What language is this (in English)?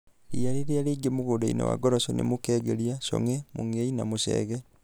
Kikuyu